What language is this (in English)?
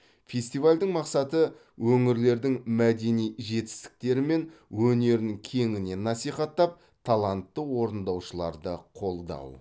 Kazakh